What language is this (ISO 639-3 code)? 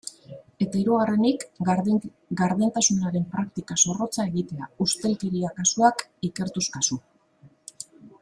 eus